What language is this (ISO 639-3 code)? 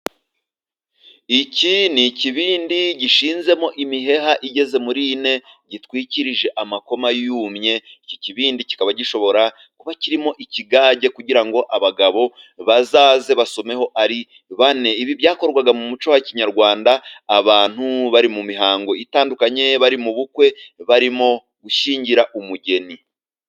kin